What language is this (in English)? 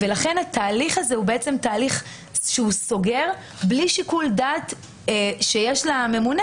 Hebrew